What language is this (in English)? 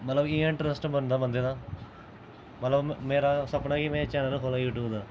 Dogri